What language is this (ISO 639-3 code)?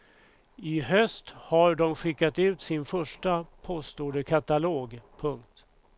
swe